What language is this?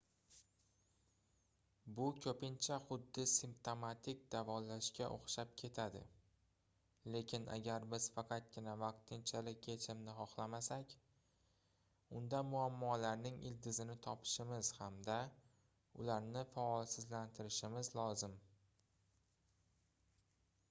Uzbek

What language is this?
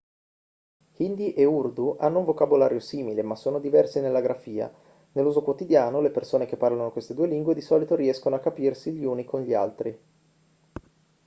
Italian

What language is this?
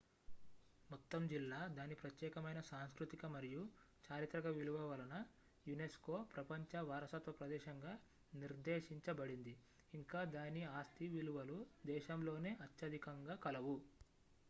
Telugu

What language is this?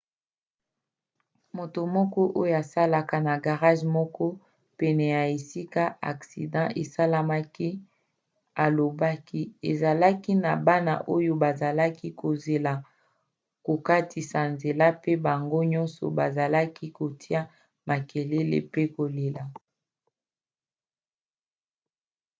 Lingala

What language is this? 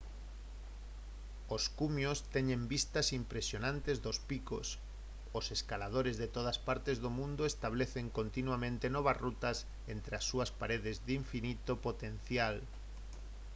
Galician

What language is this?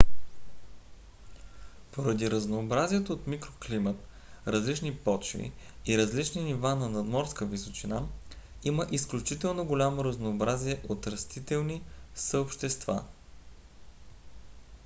Bulgarian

